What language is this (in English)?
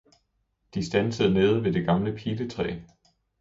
Danish